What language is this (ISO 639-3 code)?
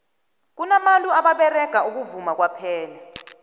nbl